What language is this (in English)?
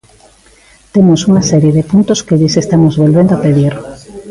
Galician